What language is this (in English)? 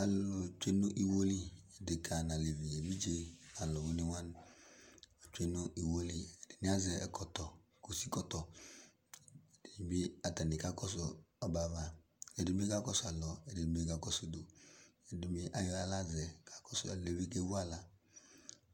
Ikposo